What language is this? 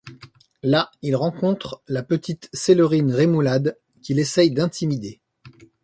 French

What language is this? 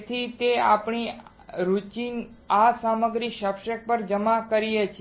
Gujarati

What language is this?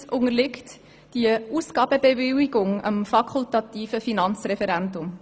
Swiss German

